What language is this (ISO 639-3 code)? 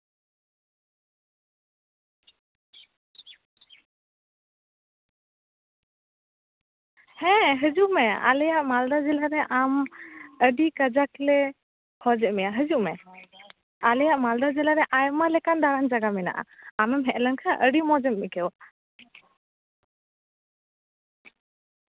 sat